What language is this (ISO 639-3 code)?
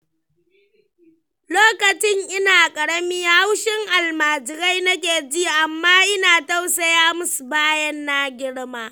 hau